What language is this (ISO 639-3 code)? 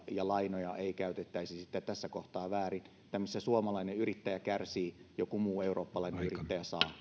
fin